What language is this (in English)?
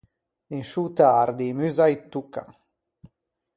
Ligurian